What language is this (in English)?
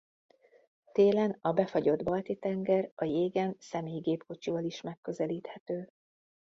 Hungarian